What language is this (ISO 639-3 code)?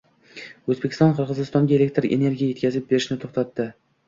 uzb